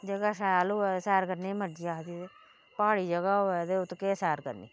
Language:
Dogri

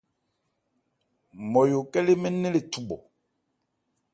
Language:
Ebrié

